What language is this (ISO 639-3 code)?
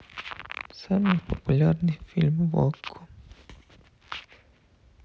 rus